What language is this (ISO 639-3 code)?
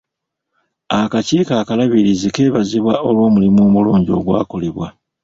lug